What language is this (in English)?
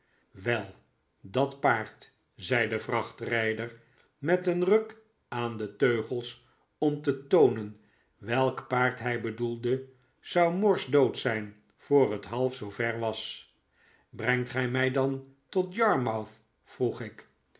Dutch